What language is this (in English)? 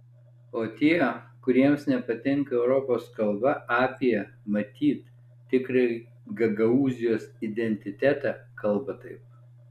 Lithuanian